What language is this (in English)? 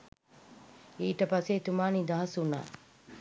Sinhala